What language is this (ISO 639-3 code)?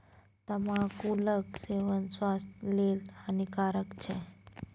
mai